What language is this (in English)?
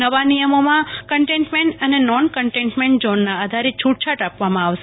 Gujarati